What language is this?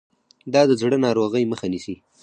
Pashto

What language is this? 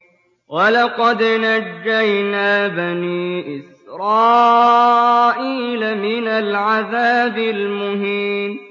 Arabic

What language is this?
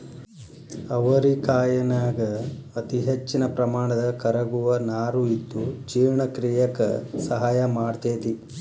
Kannada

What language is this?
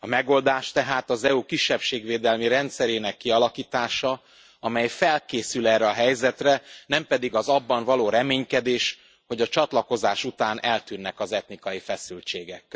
Hungarian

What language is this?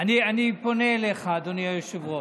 Hebrew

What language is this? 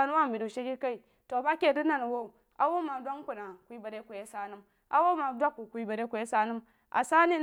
Jiba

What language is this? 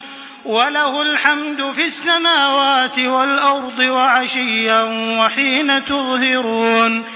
Arabic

